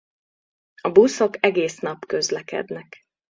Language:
Hungarian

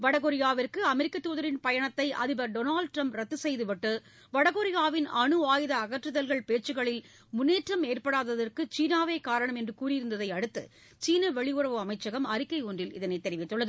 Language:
Tamil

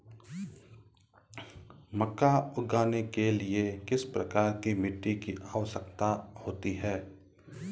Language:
Hindi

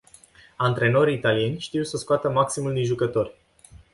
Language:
Romanian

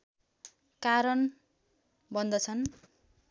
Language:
Nepali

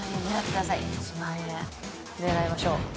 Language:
Japanese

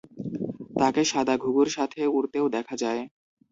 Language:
Bangla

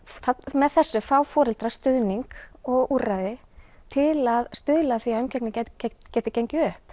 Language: Icelandic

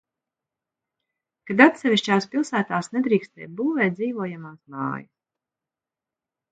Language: Latvian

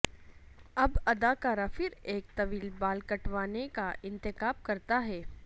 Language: Urdu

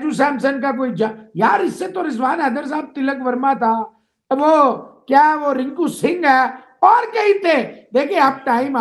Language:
Hindi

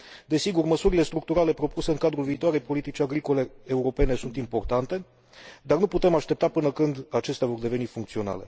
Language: Romanian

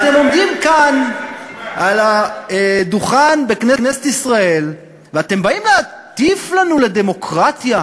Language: Hebrew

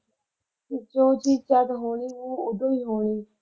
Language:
Punjabi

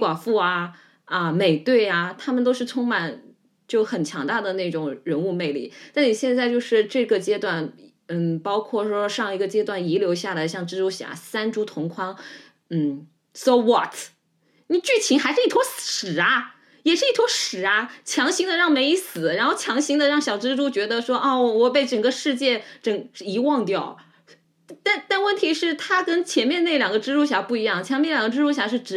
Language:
Chinese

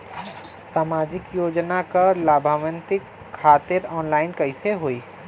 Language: Bhojpuri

